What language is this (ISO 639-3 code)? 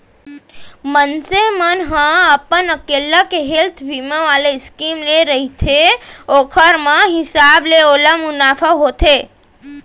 hne